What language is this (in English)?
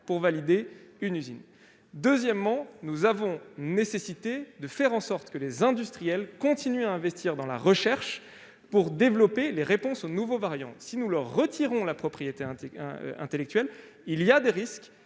French